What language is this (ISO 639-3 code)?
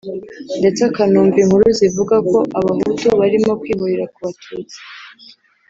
kin